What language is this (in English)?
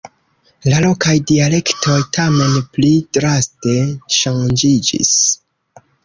Esperanto